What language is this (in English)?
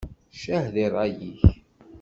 Kabyle